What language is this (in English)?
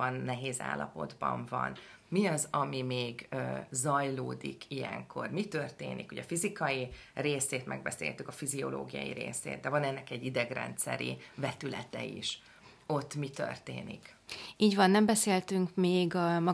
Hungarian